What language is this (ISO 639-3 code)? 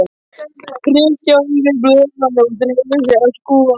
isl